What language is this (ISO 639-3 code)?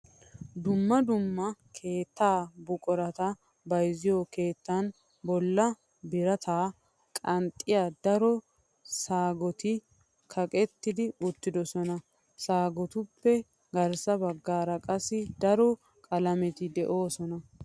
wal